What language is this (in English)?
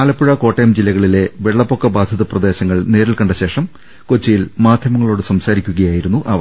Malayalam